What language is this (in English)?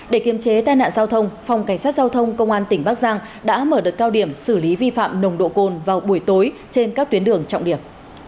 Vietnamese